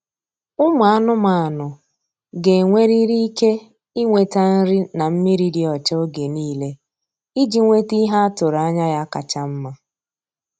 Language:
Igbo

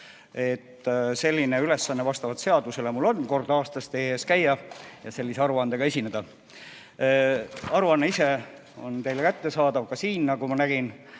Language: Estonian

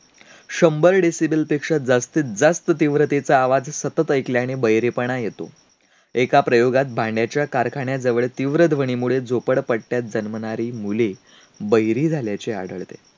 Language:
Marathi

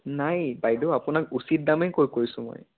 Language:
Assamese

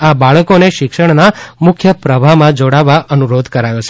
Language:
Gujarati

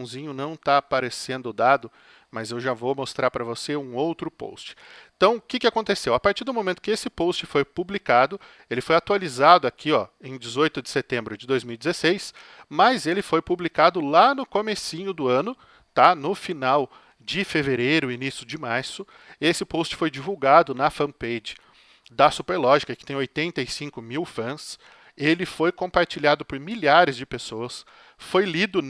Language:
Portuguese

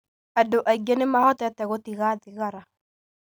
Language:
Kikuyu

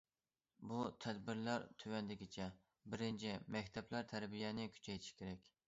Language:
Uyghur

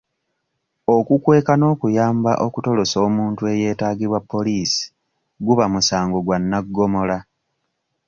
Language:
Ganda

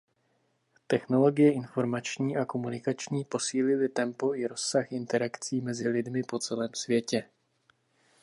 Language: Czech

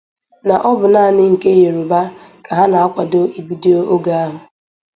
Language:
Igbo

